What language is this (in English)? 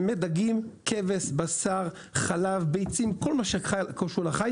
Hebrew